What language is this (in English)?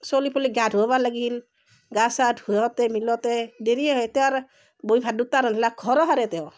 Assamese